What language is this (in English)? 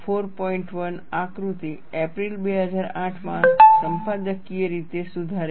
Gujarati